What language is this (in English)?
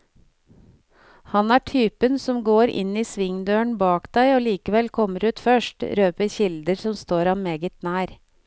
Norwegian